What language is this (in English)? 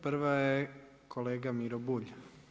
Croatian